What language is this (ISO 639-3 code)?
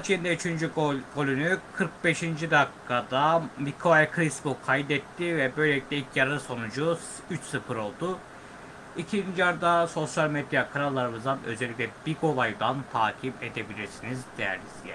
tur